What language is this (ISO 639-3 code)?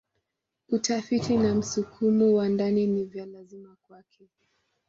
swa